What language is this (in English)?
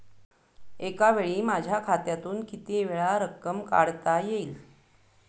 Marathi